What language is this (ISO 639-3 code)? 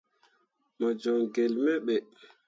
mua